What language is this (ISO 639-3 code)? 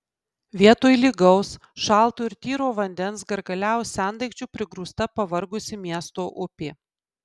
lit